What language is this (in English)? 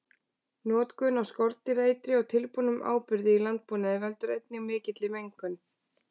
Icelandic